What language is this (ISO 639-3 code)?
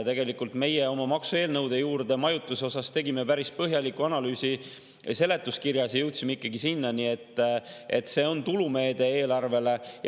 est